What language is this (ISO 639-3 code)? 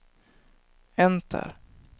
swe